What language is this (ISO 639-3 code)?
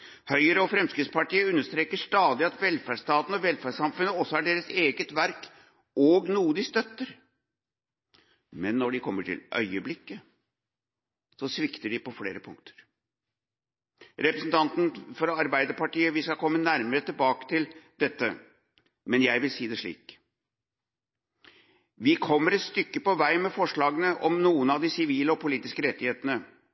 nob